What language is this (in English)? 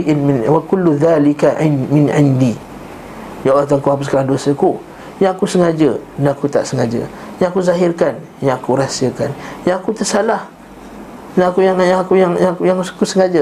Malay